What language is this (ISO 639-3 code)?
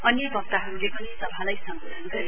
nep